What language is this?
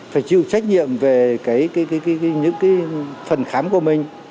Vietnamese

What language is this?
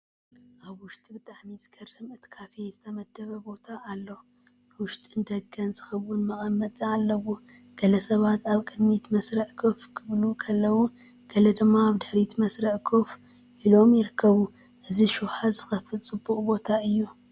Tigrinya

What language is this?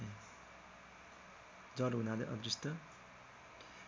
Nepali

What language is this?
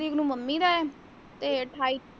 Punjabi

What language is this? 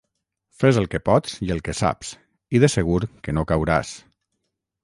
Catalan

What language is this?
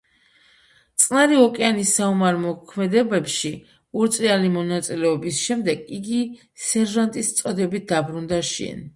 Georgian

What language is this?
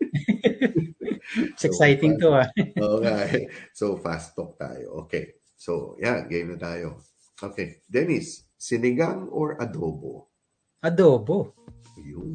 Filipino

